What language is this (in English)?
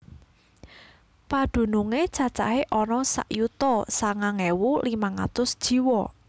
Javanese